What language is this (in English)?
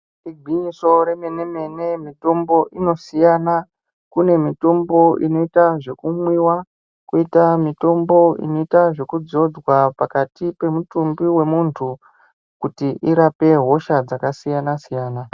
Ndau